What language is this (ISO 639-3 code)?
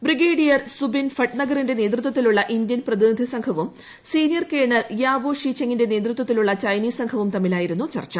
mal